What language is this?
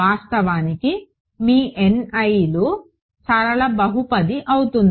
Telugu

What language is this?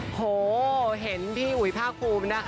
Thai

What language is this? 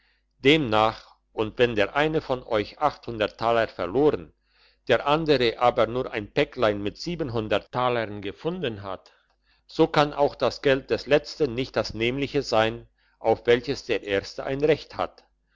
German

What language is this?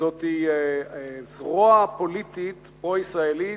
Hebrew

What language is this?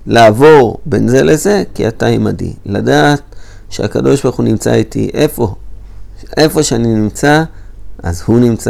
Hebrew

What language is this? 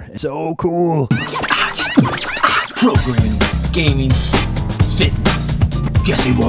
English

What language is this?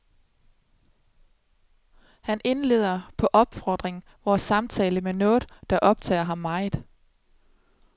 Danish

